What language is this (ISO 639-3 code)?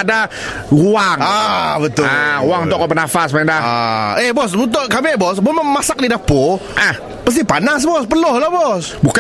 msa